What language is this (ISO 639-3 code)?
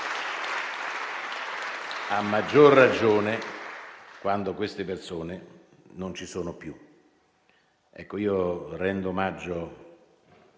ita